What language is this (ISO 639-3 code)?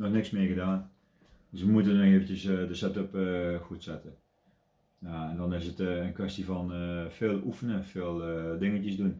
nld